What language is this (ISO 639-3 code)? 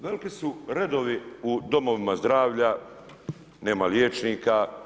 hrv